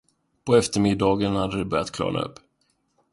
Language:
Swedish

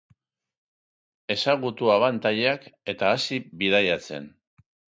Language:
Basque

